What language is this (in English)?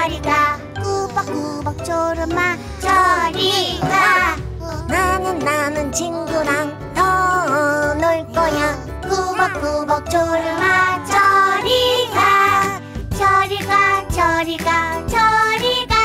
Korean